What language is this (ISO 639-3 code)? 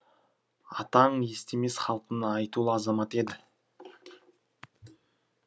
kaz